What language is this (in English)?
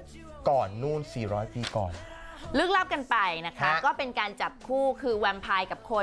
Thai